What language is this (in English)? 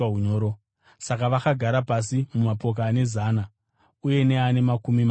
Shona